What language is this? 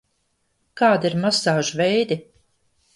Latvian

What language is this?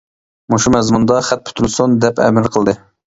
Uyghur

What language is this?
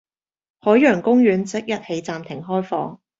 Cantonese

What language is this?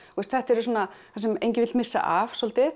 Icelandic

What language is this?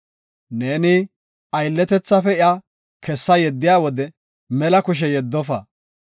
Gofa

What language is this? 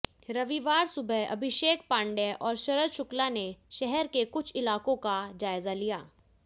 Hindi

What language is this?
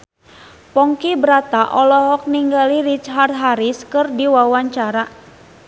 Sundanese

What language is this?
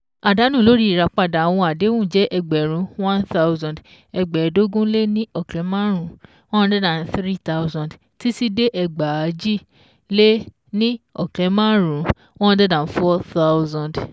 Yoruba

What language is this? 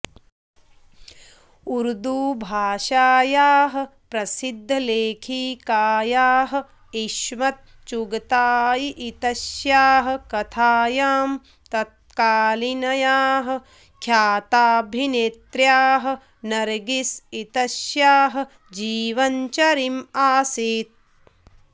Sanskrit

